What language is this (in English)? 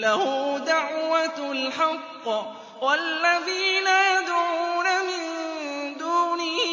Arabic